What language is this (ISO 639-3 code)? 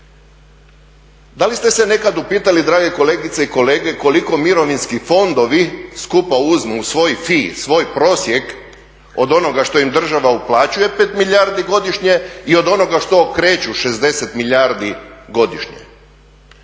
hrv